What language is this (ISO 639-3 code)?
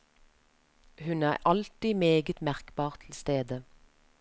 nor